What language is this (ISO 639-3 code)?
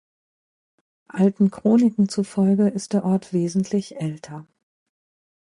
deu